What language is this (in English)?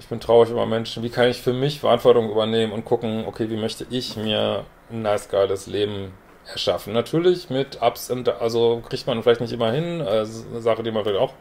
German